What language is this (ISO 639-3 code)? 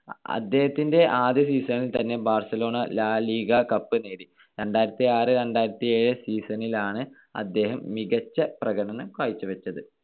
mal